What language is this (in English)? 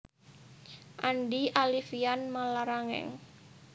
Javanese